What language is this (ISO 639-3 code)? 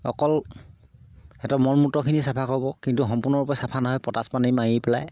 asm